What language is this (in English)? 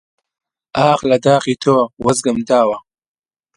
Central Kurdish